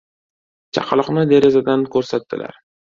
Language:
Uzbek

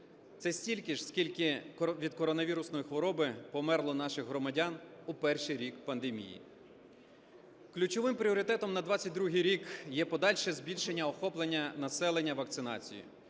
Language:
Ukrainian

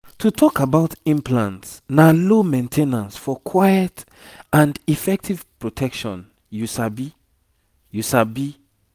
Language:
Nigerian Pidgin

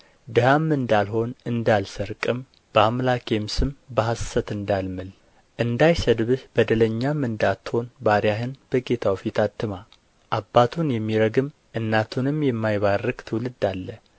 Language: Amharic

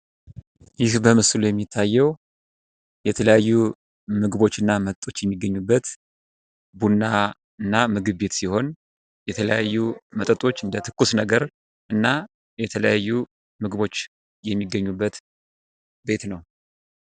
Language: Amharic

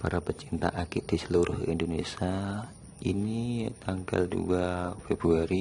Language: Indonesian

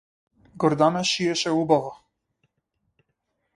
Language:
Macedonian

